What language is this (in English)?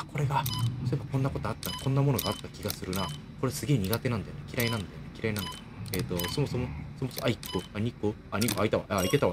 Japanese